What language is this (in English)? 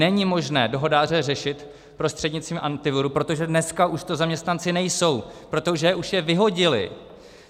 Czech